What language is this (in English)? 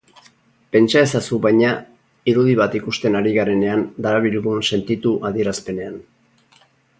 Basque